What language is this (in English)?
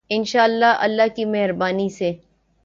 Urdu